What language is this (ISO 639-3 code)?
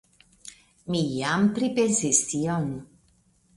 epo